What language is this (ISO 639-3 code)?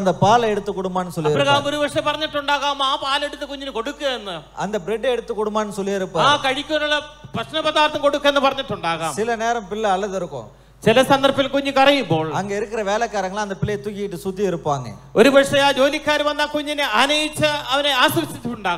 ara